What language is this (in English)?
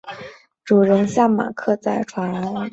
Chinese